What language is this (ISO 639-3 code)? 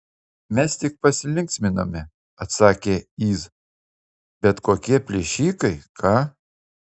lit